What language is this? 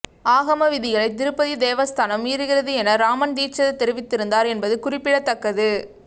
Tamil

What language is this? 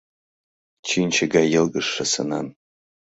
Mari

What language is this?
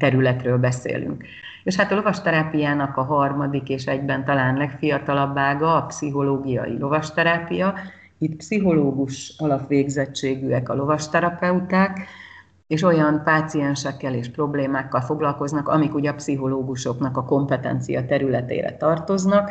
Hungarian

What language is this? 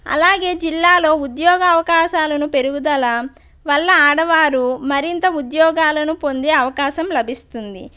Telugu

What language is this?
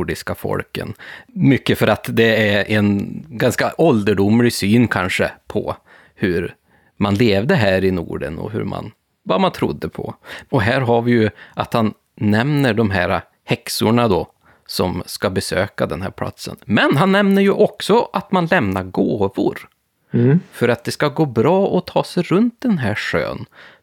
Swedish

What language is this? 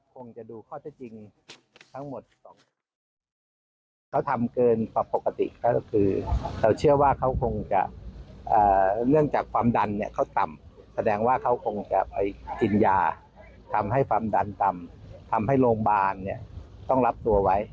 Thai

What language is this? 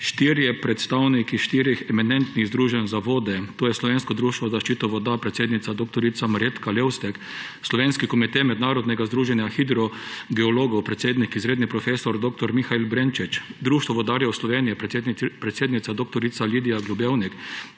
Slovenian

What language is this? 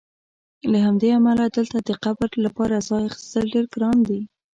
Pashto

